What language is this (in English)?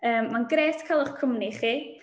Welsh